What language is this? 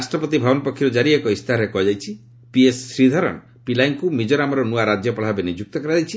Odia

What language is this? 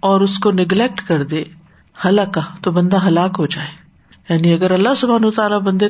Urdu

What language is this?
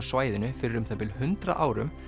Icelandic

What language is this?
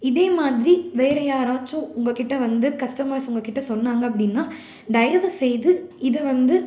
Tamil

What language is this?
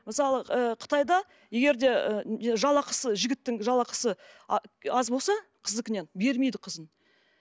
Kazakh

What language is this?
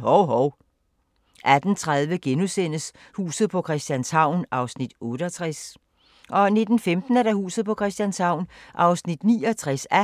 Danish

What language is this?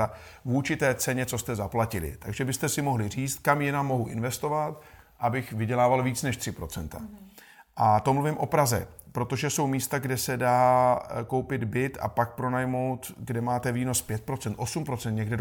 Czech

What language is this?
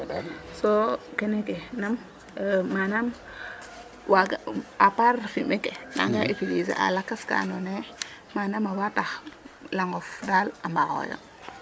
Serer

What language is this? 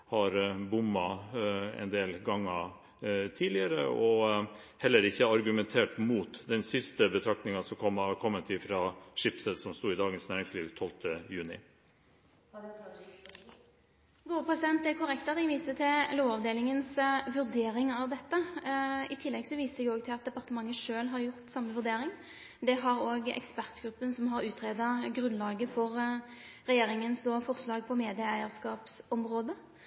Norwegian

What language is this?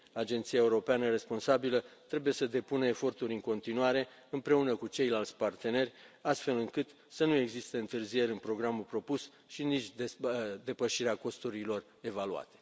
Romanian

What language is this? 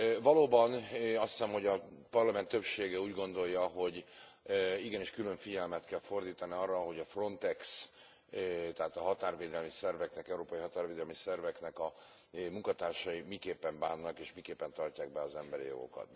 Hungarian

